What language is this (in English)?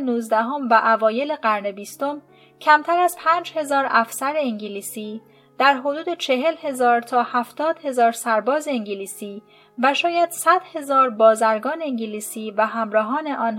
Persian